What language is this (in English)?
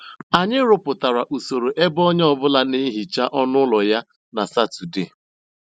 Igbo